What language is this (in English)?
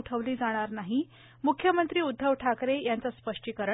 Marathi